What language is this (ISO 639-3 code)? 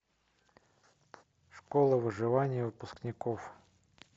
rus